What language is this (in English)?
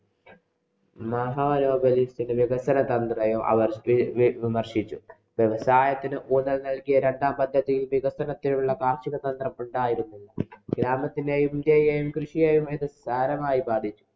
Malayalam